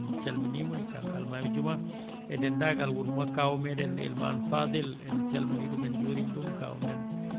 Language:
Fula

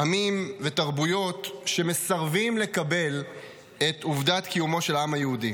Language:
Hebrew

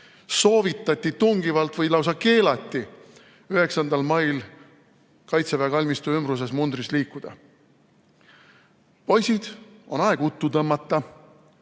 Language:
Estonian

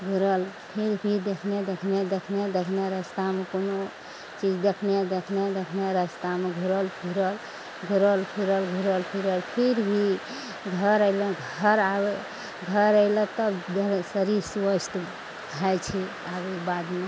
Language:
Maithili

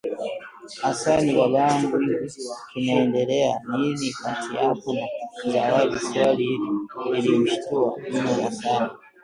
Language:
Swahili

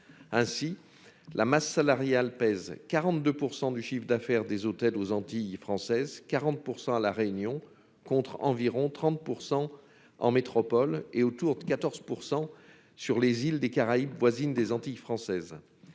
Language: French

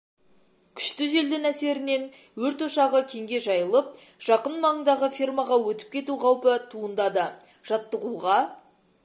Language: Kazakh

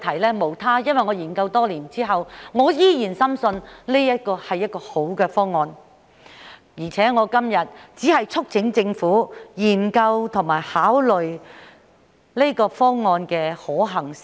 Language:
Cantonese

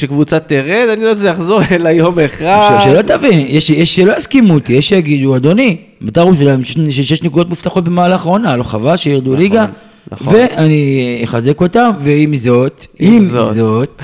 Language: Hebrew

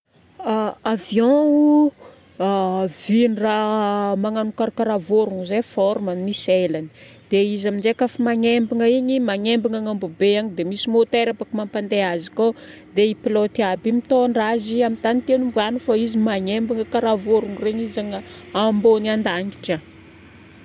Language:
Northern Betsimisaraka Malagasy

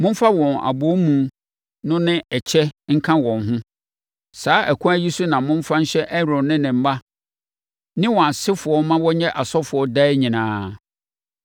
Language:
Akan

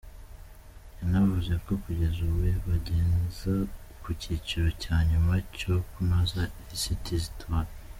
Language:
Kinyarwanda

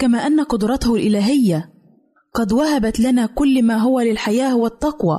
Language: Arabic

